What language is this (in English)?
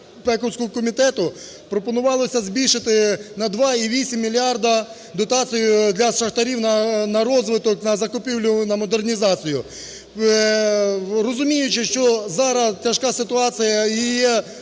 Ukrainian